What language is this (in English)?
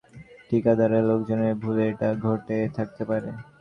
Bangla